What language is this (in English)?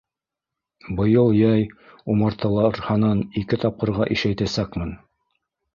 Bashkir